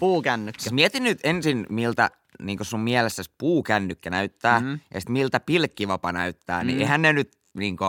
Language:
Finnish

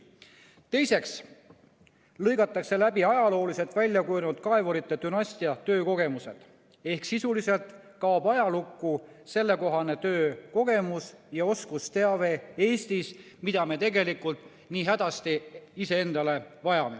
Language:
Estonian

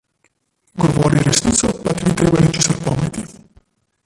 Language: Slovenian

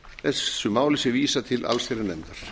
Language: Icelandic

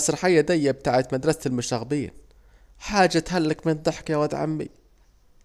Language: Saidi Arabic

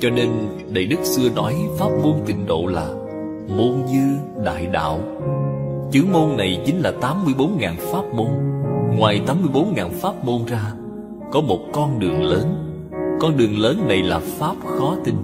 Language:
Vietnamese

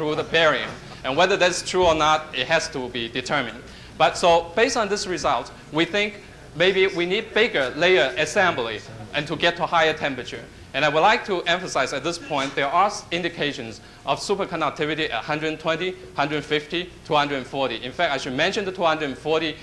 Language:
English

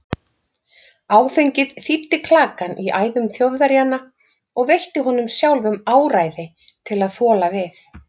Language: Icelandic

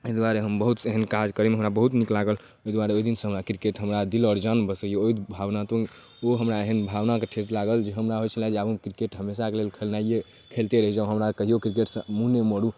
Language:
Maithili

